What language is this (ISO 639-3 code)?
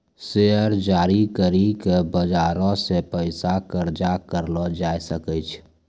mai